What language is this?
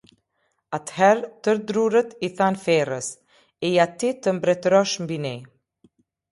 Albanian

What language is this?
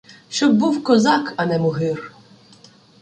Ukrainian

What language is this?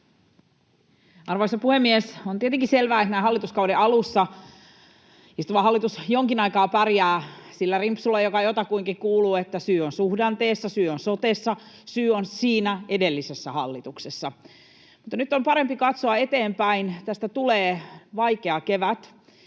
Finnish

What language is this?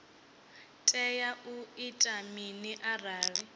Venda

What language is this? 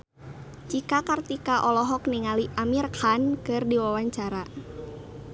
Sundanese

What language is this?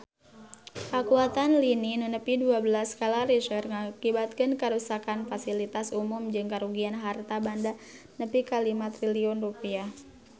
Sundanese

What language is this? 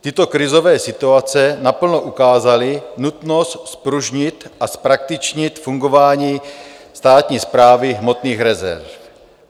Czech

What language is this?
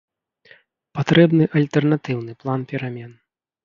Belarusian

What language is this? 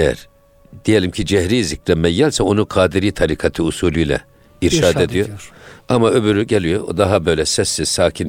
Turkish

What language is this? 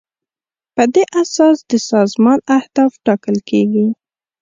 Pashto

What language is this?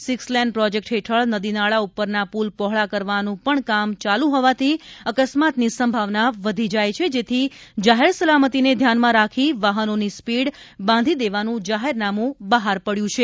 Gujarati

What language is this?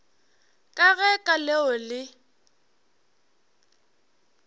Northern Sotho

